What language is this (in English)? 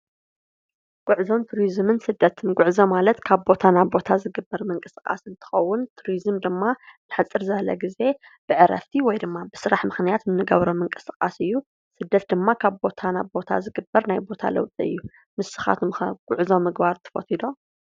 Tigrinya